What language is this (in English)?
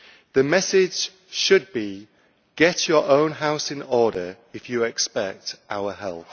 English